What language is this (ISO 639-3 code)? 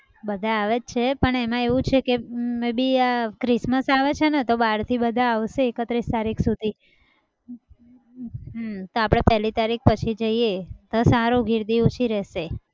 guj